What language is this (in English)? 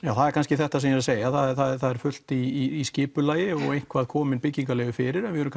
Icelandic